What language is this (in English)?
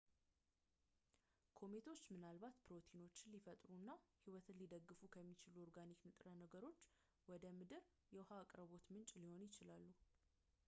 Amharic